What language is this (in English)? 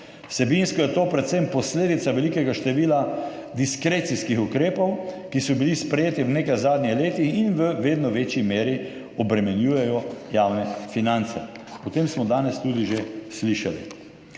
Slovenian